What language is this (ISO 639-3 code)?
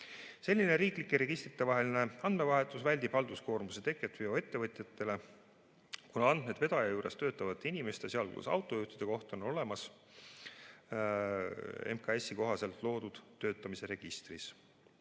est